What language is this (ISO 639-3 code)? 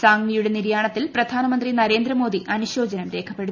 mal